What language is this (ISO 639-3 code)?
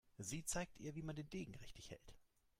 deu